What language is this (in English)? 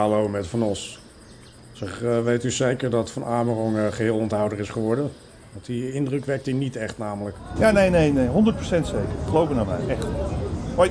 Dutch